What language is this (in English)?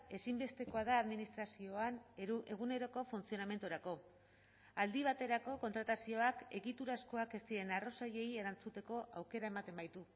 Basque